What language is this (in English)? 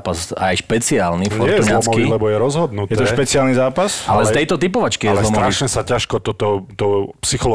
Slovak